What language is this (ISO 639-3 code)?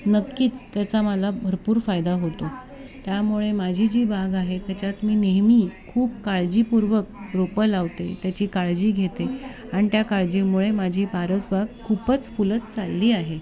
mar